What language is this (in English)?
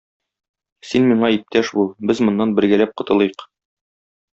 Tatar